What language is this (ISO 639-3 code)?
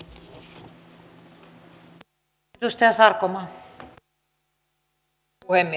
fin